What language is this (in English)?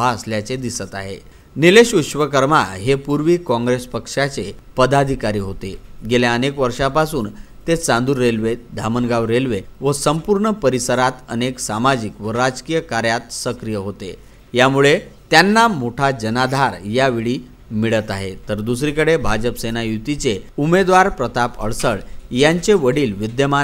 Marathi